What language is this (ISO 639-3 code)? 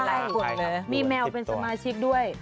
tha